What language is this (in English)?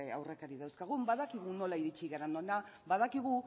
Basque